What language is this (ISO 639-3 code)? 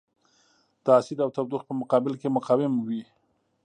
pus